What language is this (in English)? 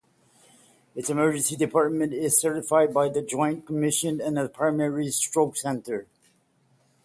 English